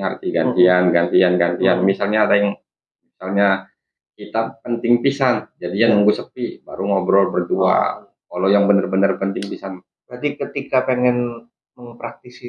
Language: Indonesian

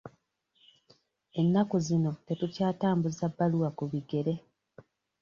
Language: Ganda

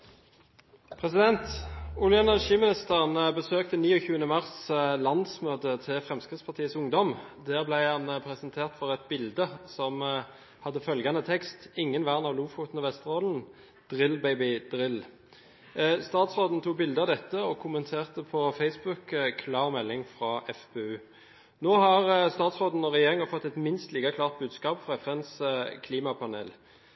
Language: Norwegian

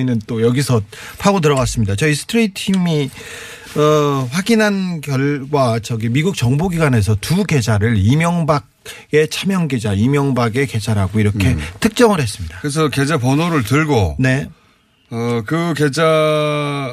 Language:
Korean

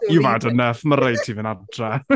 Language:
Welsh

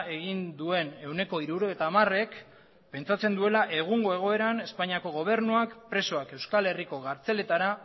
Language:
Basque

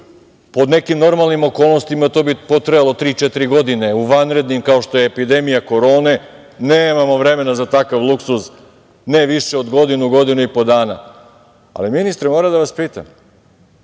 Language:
Serbian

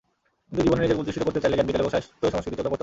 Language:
Bangla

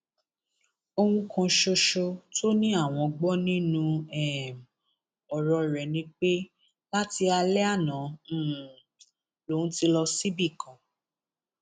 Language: Yoruba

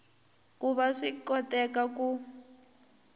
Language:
Tsonga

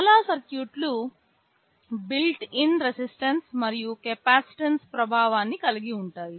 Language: Telugu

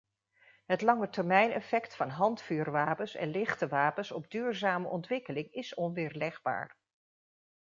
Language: Dutch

